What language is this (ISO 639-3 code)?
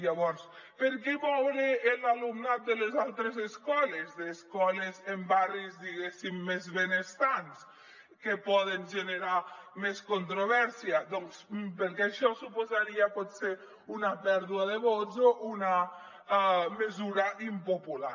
cat